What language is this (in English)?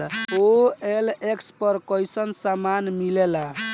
Bhojpuri